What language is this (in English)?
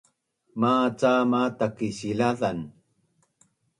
Bunun